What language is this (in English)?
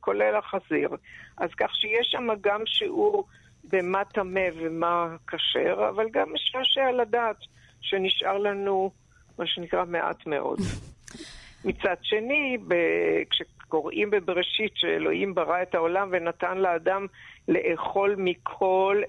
Hebrew